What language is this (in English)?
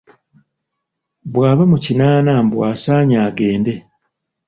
Ganda